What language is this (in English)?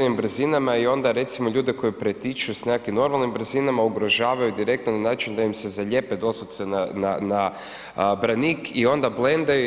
Croatian